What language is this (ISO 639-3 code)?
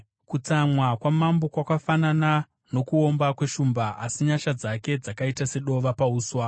sna